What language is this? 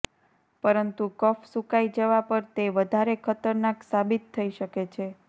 Gujarati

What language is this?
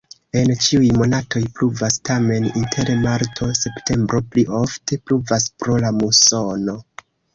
Esperanto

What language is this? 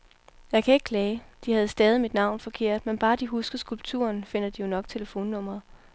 Danish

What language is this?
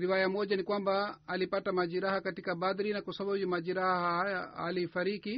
Swahili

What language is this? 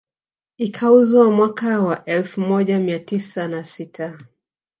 Swahili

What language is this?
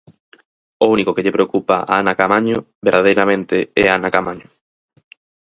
Galician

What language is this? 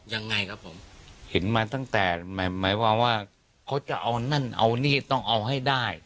Thai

